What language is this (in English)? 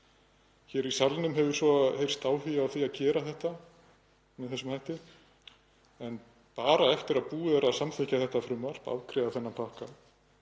Icelandic